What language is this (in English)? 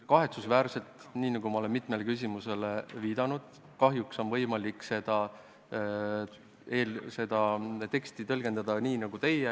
Estonian